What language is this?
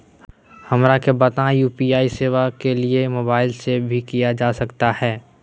Magahi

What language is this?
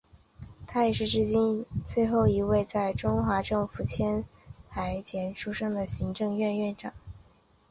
Chinese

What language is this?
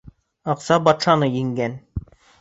Bashkir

